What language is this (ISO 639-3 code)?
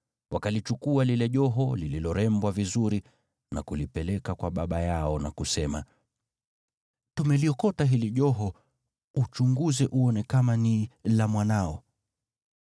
swa